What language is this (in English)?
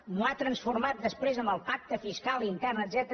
Catalan